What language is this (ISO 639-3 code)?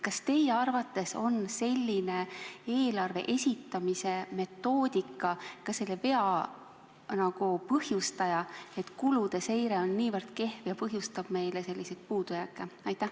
est